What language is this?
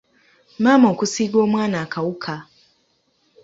Ganda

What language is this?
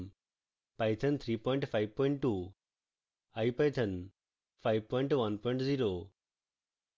Bangla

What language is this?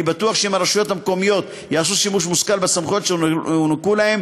Hebrew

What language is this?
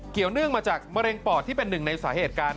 Thai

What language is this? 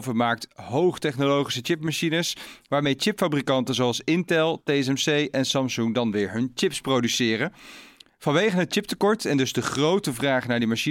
Dutch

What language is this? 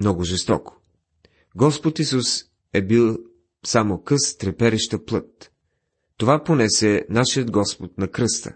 Bulgarian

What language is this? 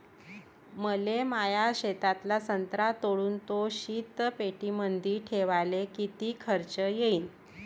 Marathi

